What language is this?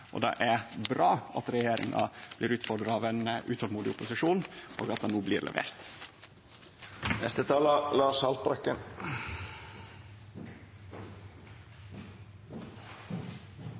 Norwegian Nynorsk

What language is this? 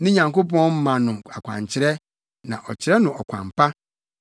Akan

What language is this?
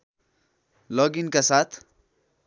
Nepali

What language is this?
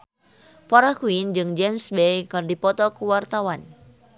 Sundanese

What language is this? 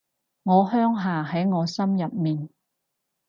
Cantonese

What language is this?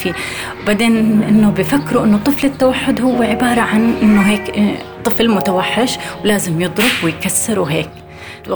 Arabic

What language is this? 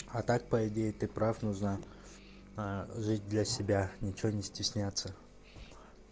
Russian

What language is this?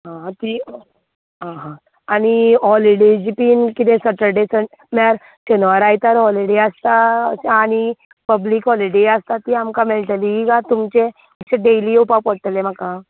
Konkani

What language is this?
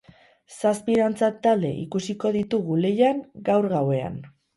Basque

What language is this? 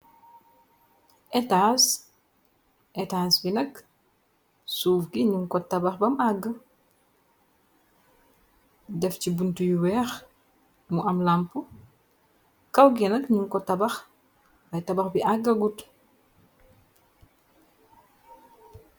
Wolof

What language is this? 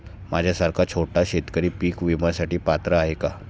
Marathi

